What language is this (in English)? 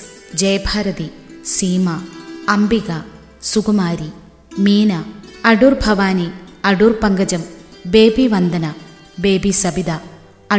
Malayalam